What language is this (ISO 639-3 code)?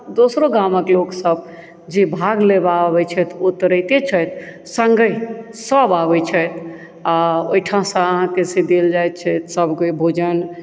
mai